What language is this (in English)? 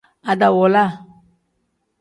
Tem